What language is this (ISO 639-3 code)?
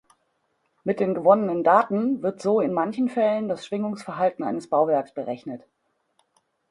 deu